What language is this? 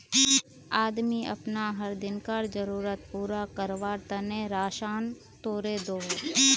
Magahi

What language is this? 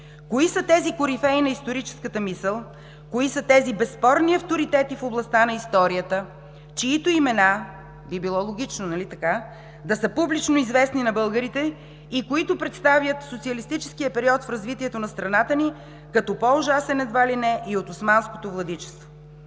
Bulgarian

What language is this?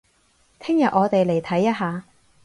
Cantonese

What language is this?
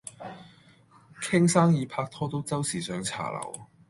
Cantonese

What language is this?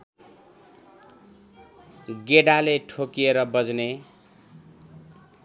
Nepali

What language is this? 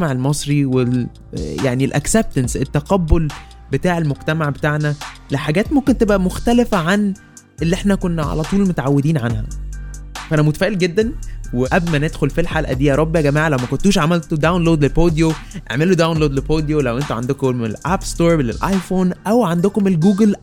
Arabic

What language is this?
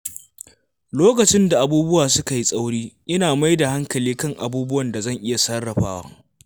Hausa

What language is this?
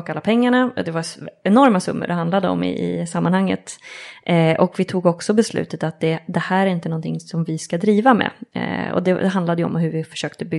Swedish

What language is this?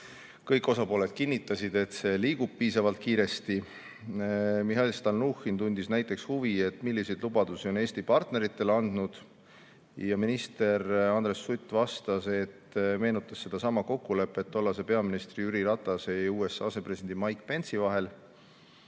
Estonian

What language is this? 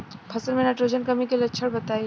Bhojpuri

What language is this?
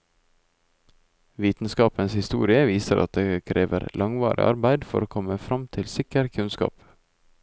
Norwegian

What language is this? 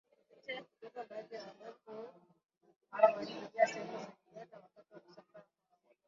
Swahili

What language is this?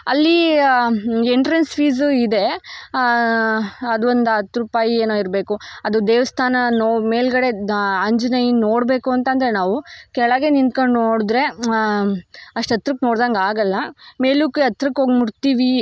Kannada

